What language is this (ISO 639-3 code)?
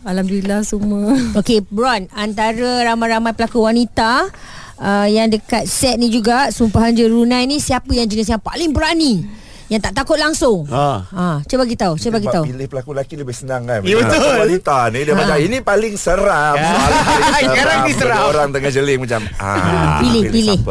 msa